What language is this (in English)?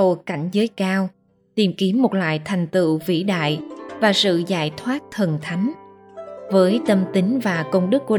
Vietnamese